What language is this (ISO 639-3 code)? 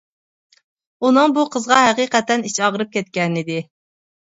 uig